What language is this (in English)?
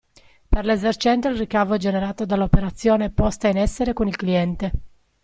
Italian